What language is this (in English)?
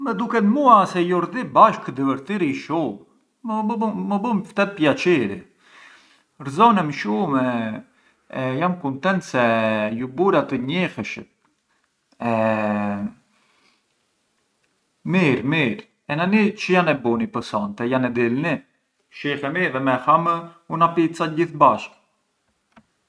Arbëreshë Albanian